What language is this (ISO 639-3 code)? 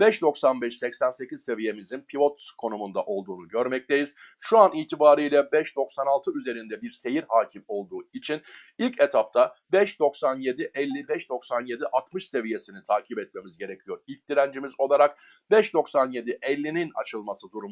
tur